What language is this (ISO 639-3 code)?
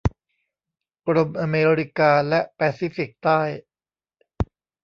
tha